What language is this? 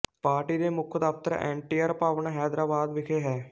Punjabi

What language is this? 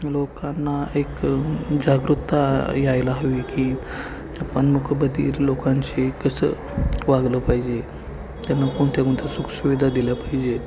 Marathi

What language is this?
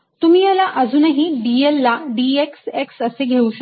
Marathi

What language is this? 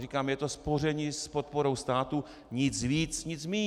Czech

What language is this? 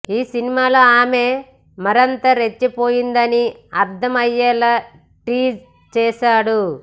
Telugu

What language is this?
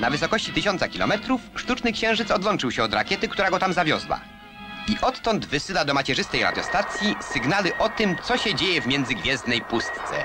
Polish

